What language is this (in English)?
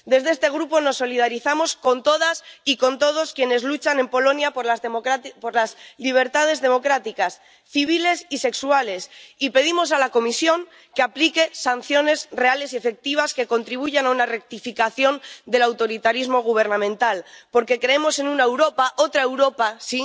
Spanish